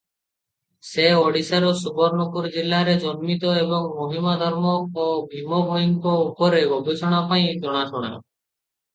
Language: Odia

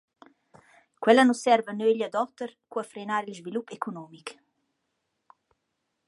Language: Romansh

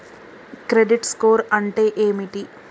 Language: Telugu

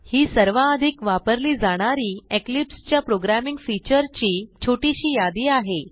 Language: Marathi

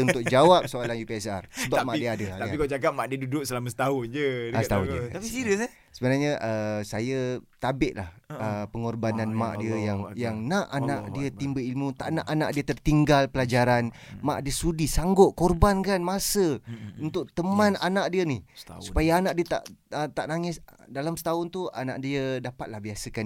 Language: Malay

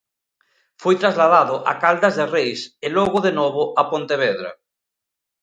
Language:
Galician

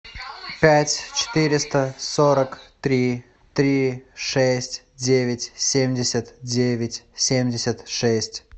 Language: Russian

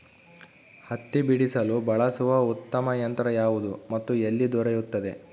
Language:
Kannada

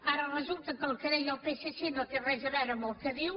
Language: Catalan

